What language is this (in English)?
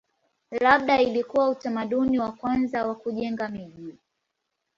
Swahili